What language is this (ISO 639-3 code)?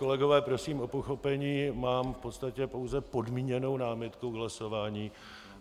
ces